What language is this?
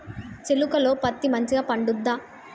Telugu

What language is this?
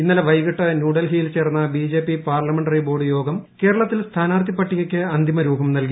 Malayalam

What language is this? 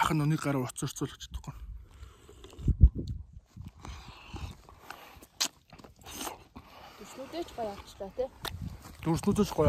Turkish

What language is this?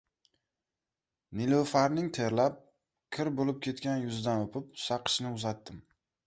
Uzbek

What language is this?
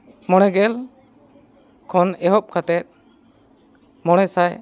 Santali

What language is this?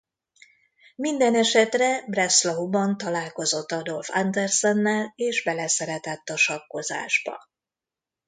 Hungarian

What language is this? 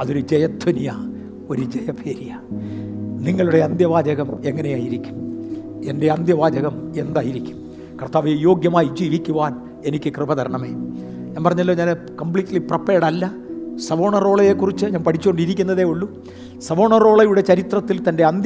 Malayalam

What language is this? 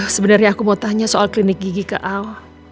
Indonesian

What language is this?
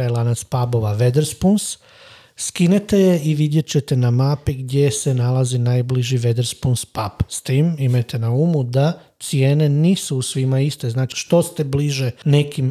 Croatian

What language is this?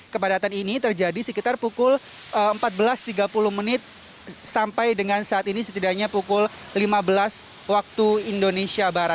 Indonesian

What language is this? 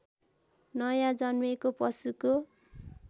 Nepali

